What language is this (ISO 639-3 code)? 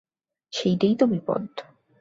ben